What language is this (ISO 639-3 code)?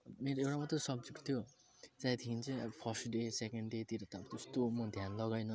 nep